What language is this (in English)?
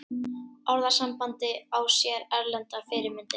Icelandic